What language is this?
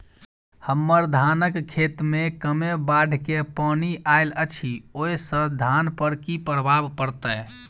Maithili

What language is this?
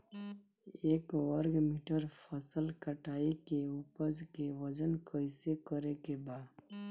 Bhojpuri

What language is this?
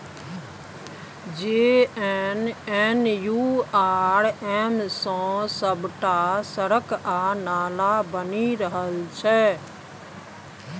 Maithili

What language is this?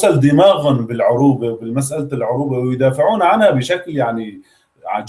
Arabic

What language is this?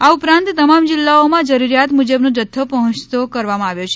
Gujarati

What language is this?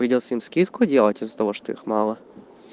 Russian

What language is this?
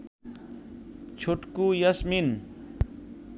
Bangla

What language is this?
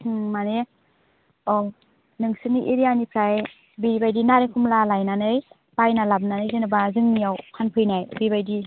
Bodo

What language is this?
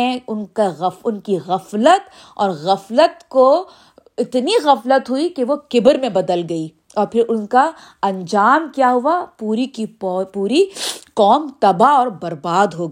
Urdu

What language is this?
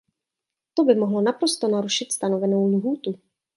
Czech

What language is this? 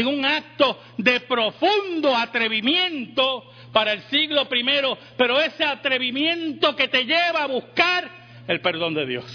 Spanish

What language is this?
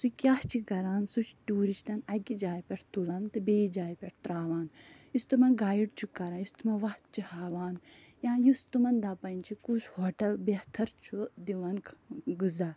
Kashmiri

